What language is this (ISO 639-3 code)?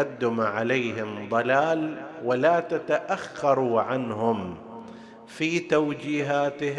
ara